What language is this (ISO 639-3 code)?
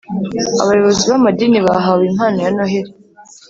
kin